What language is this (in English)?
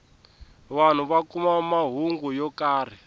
Tsonga